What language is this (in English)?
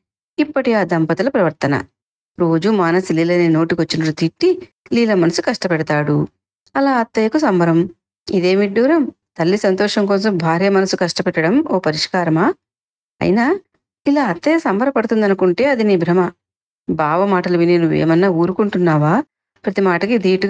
Telugu